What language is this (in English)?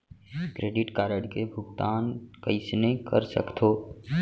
Chhattisgarhi